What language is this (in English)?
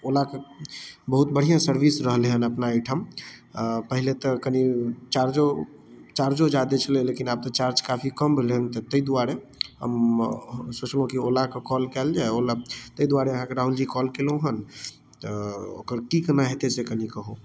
Maithili